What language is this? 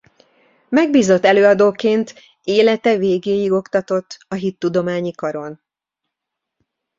Hungarian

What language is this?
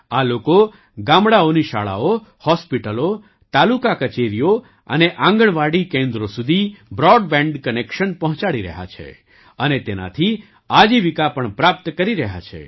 Gujarati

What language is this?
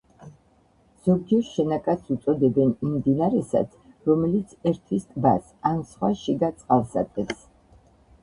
Georgian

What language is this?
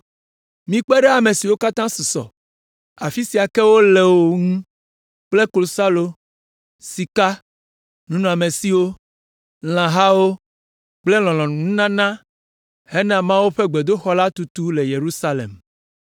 Ewe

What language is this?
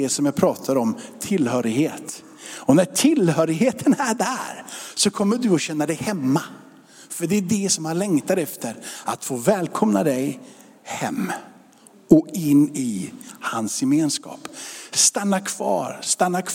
Swedish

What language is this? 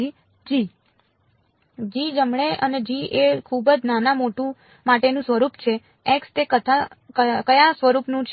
Gujarati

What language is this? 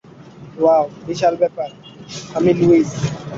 Bangla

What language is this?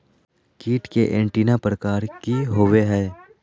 Magahi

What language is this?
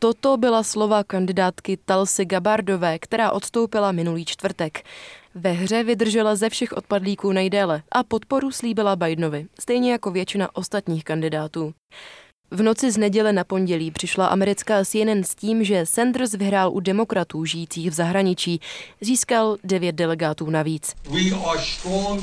Czech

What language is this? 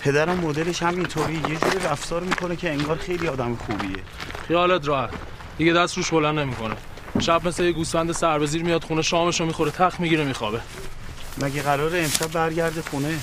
Persian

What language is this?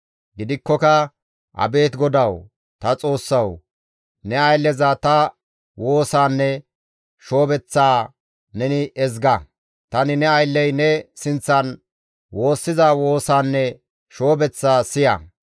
Gamo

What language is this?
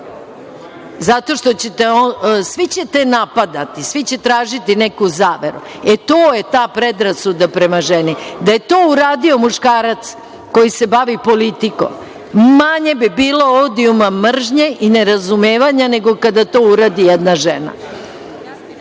Serbian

